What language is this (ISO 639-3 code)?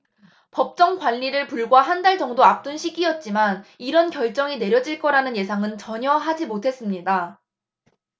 kor